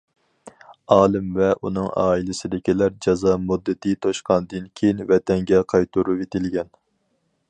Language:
Uyghur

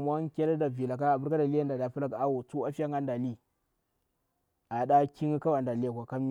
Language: Bura-Pabir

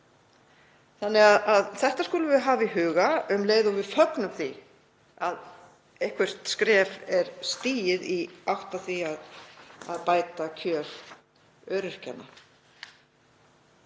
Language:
Icelandic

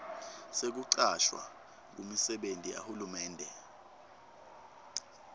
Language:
Swati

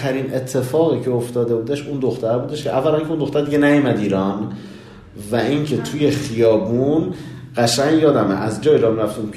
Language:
Persian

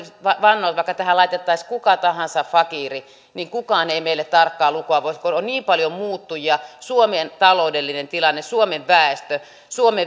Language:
Finnish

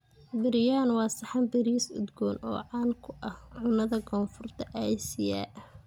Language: Somali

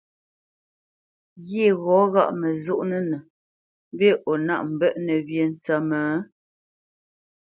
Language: Bamenyam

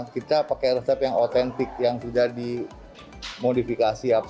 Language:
Indonesian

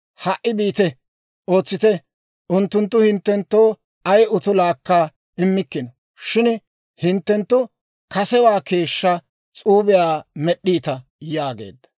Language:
Dawro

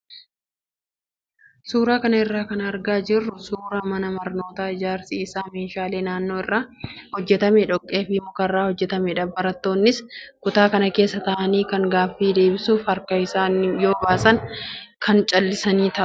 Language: Oromo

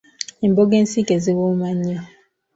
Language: Ganda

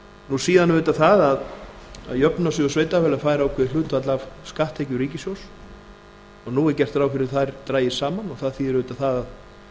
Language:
Icelandic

